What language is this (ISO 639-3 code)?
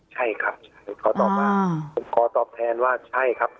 tha